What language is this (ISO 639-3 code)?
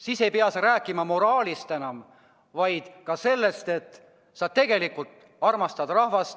est